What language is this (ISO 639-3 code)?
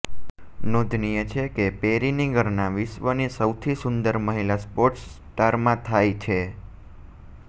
guj